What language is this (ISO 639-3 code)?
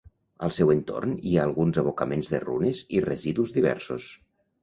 cat